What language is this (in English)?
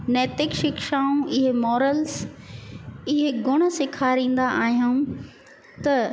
Sindhi